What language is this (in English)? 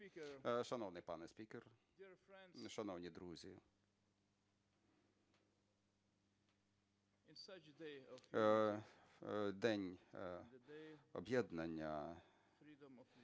Ukrainian